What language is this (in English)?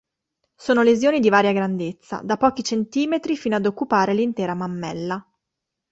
Italian